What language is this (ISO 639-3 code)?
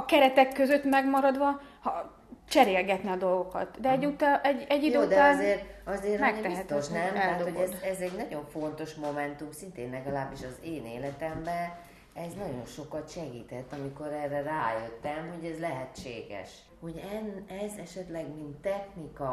hun